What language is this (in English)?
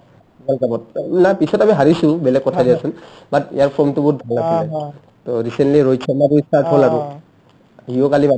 Assamese